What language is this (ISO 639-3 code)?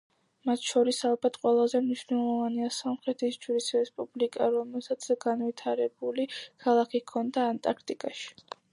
kat